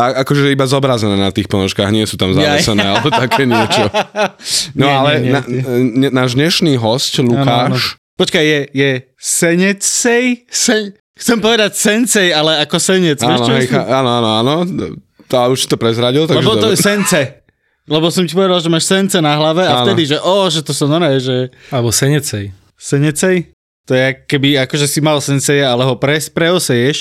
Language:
Slovak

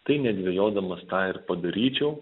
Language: Lithuanian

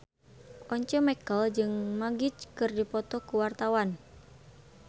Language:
Sundanese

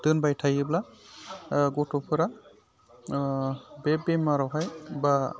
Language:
Bodo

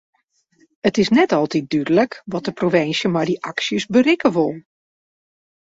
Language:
Western Frisian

